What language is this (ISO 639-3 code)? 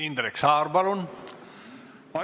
est